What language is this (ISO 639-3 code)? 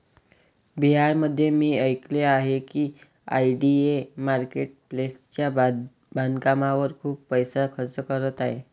mar